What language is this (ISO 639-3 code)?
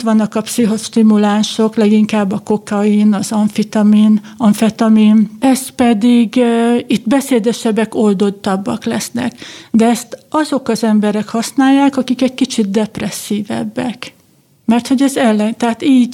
hun